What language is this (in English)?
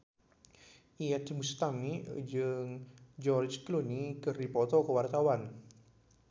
Sundanese